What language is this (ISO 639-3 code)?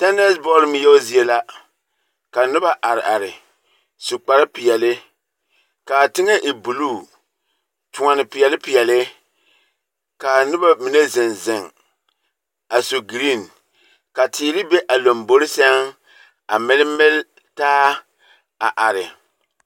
dga